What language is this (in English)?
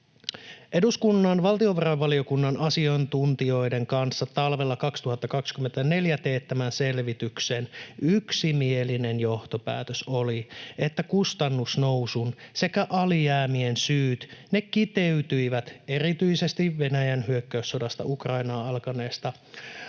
Finnish